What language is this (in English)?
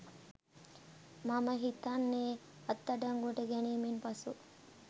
Sinhala